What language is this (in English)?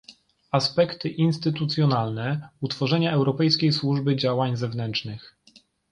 Polish